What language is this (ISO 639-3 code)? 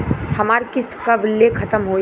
bho